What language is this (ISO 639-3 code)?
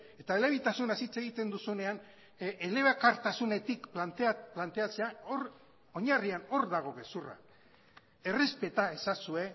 eus